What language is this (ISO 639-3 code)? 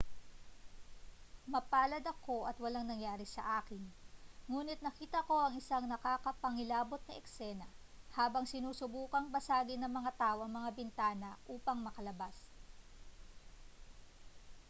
fil